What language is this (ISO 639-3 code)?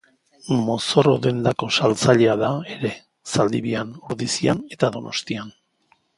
eus